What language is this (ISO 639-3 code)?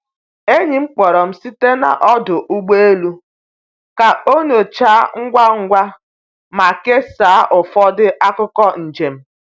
ibo